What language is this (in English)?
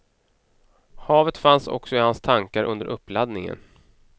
Swedish